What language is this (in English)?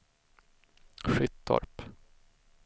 Swedish